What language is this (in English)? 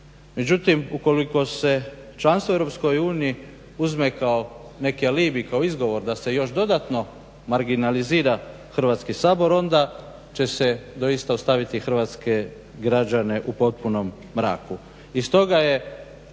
Croatian